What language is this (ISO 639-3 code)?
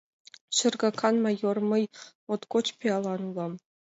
chm